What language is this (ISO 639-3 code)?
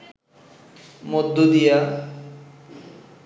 ben